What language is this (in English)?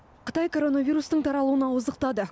Kazakh